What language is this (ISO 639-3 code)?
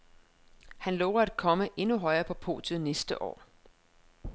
dan